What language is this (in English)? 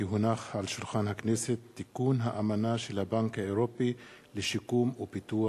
Hebrew